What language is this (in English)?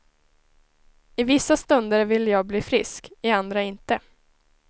Swedish